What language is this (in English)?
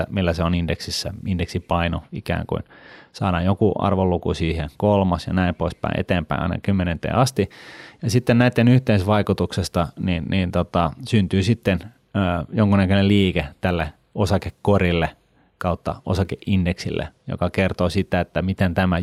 Finnish